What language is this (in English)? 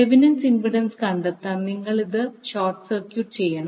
Malayalam